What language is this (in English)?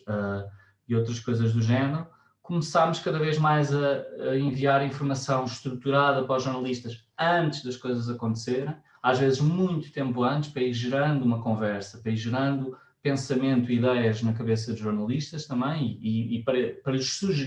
Portuguese